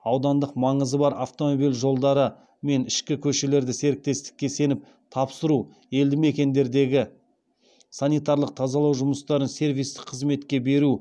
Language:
Kazakh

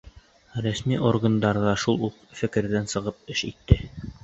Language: Bashkir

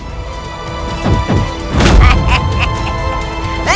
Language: Indonesian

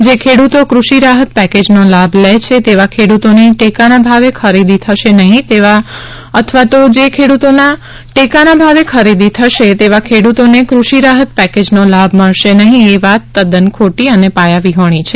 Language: Gujarati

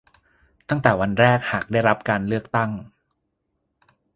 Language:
Thai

